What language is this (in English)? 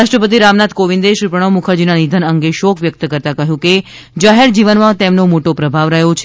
Gujarati